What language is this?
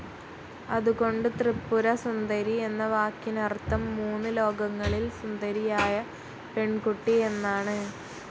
Malayalam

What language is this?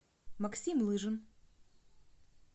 Russian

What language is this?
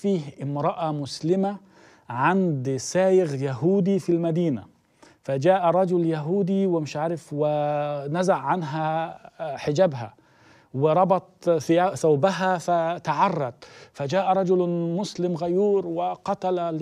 Arabic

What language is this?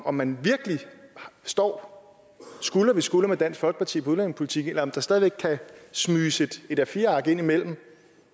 Danish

